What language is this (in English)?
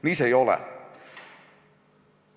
Estonian